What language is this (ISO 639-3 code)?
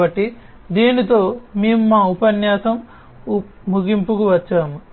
tel